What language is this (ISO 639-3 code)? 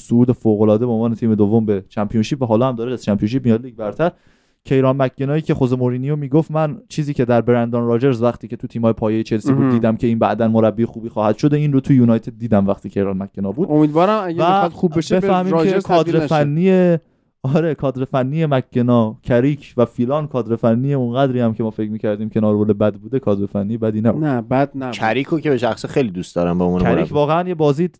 fas